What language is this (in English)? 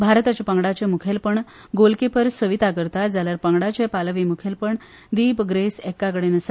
Konkani